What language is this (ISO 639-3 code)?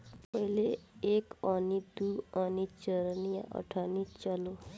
bho